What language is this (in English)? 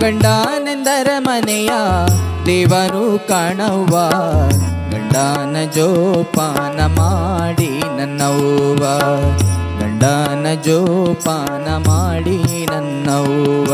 Kannada